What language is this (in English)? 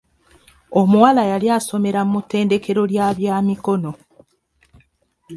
Ganda